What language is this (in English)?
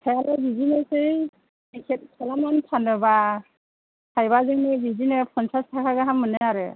Bodo